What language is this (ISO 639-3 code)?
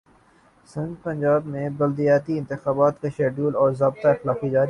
urd